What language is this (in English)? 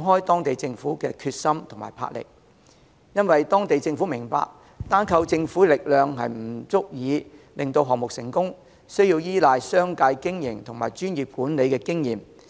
Cantonese